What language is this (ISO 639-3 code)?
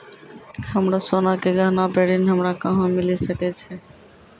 mai